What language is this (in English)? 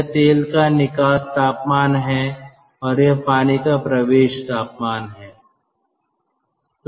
Hindi